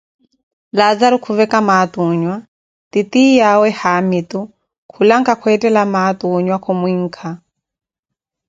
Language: Koti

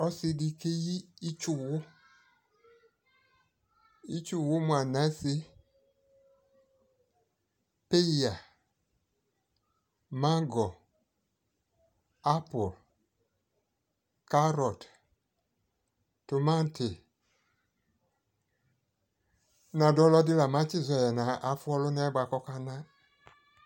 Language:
Ikposo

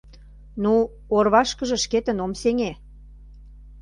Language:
Mari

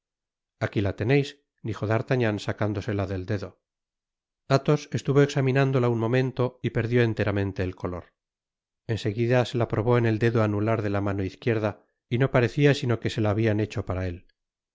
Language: Spanish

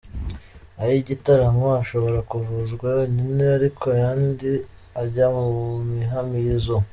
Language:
Kinyarwanda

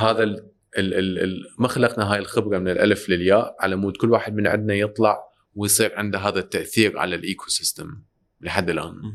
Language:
Arabic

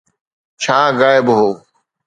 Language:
Sindhi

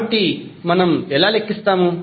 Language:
Telugu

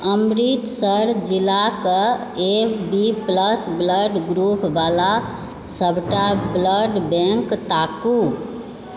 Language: Maithili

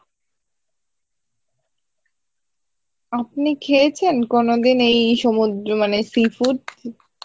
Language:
Bangla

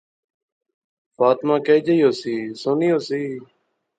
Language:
Pahari-Potwari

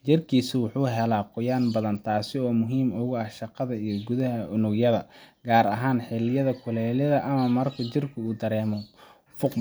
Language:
Somali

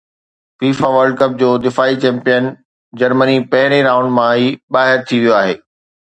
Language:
Sindhi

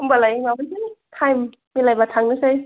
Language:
Bodo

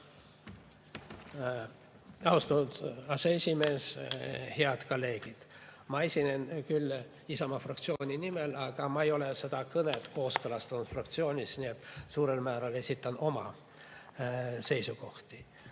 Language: Estonian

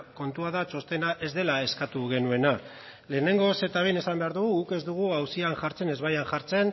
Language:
Basque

